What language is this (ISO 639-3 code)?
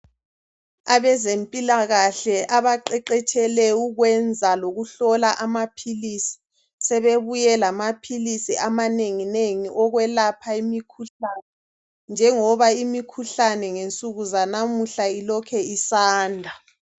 nde